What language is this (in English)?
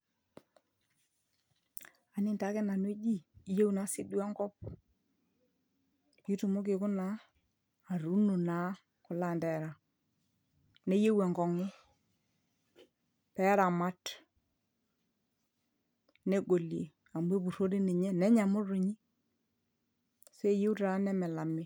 Masai